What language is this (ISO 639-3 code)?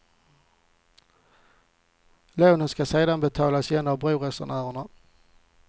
swe